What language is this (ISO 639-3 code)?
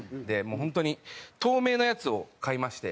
jpn